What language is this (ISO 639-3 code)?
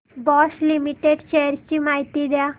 mar